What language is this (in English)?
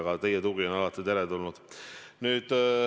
Estonian